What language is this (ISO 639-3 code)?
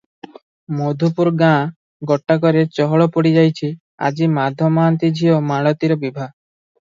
ori